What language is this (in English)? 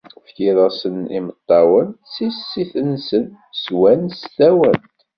Kabyle